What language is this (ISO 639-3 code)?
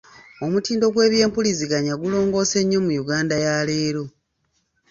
lug